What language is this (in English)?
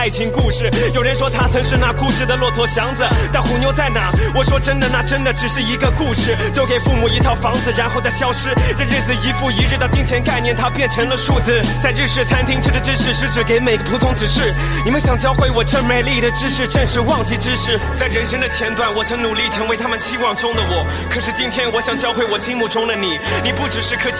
Chinese